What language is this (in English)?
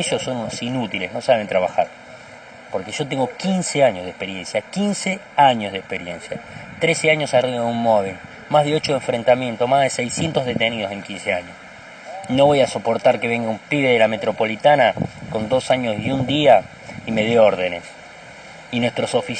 Spanish